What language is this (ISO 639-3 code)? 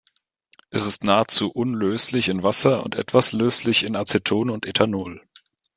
deu